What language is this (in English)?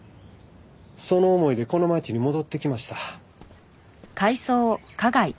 Japanese